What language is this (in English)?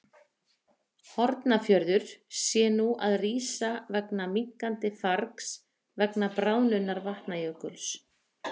Icelandic